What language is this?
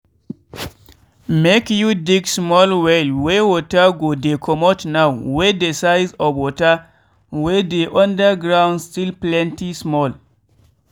Nigerian Pidgin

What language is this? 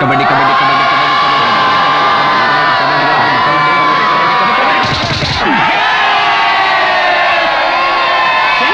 Kannada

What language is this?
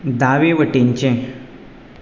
Konkani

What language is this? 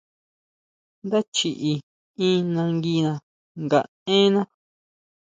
Huautla Mazatec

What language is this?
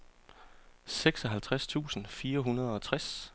Danish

